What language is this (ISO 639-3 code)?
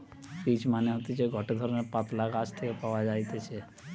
ben